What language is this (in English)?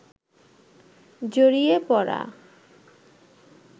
Bangla